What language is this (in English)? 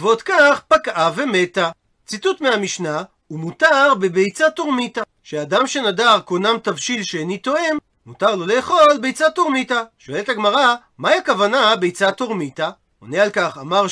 Hebrew